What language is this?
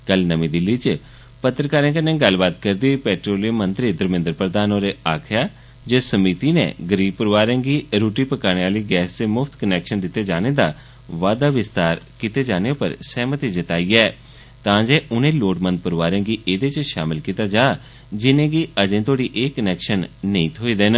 Dogri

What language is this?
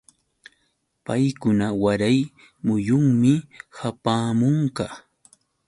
Yauyos Quechua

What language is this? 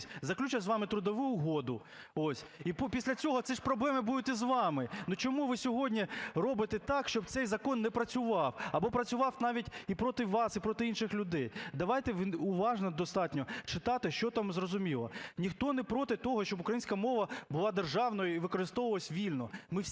Ukrainian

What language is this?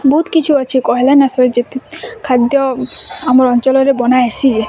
Odia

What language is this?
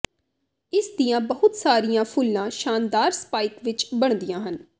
Punjabi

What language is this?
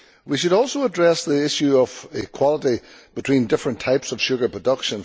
English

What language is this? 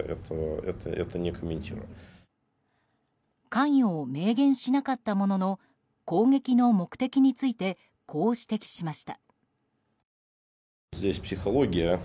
Japanese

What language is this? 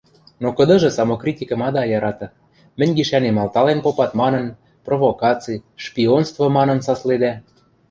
Western Mari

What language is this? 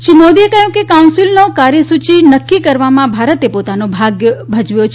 Gujarati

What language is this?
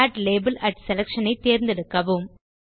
Tamil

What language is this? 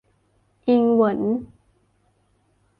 Thai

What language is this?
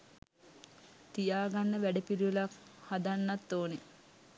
Sinhala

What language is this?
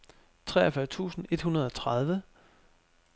Danish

